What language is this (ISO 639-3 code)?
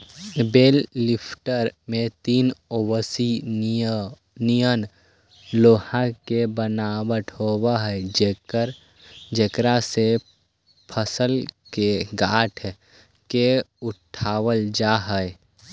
mag